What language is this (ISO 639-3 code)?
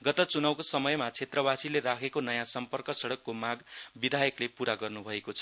nep